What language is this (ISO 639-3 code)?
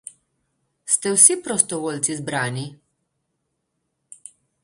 slv